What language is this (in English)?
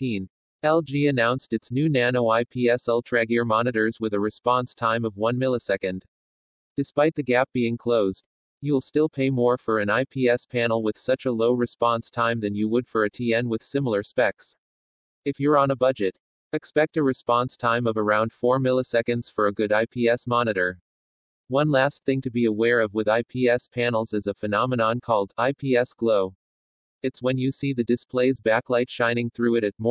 English